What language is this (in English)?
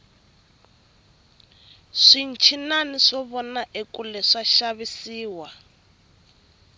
Tsonga